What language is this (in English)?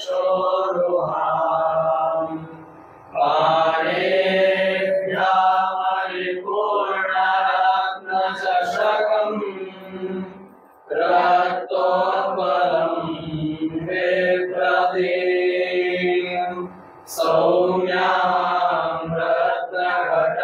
Kannada